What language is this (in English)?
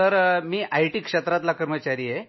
Marathi